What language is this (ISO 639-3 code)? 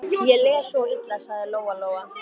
isl